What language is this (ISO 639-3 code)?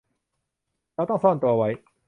tha